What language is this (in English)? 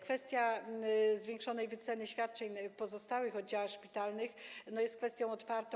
Polish